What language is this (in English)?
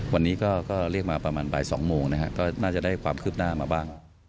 Thai